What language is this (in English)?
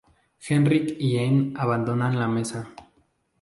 Spanish